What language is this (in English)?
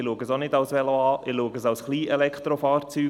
Swiss German